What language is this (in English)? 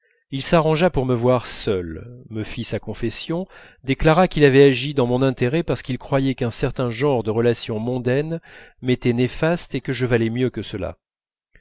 French